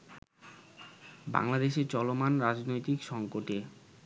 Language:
Bangla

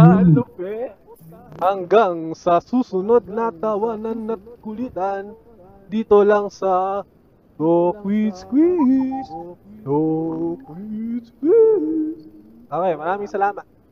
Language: Filipino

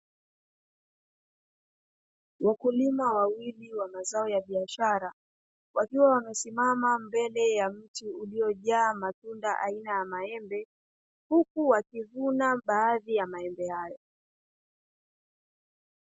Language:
Swahili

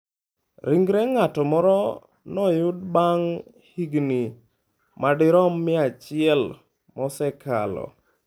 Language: Luo (Kenya and Tanzania)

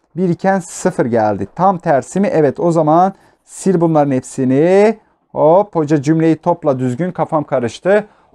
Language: Turkish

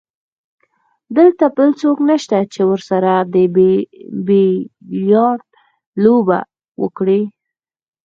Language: Pashto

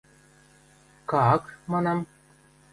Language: Western Mari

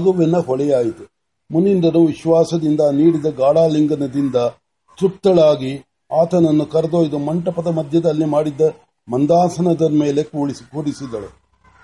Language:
Marathi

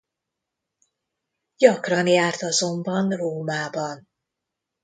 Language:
Hungarian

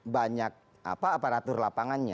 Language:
Indonesian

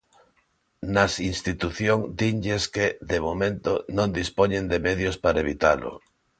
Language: Galician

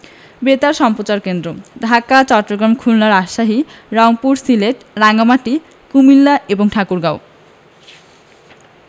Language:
Bangla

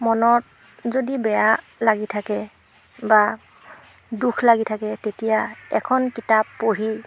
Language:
Assamese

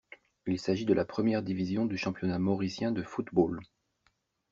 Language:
French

